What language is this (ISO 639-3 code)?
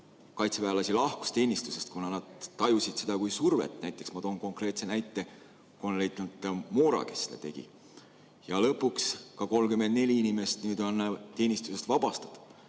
est